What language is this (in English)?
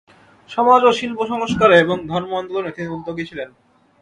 Bangla